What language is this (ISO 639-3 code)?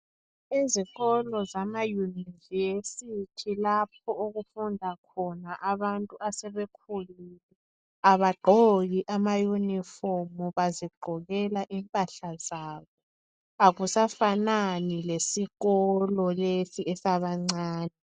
nde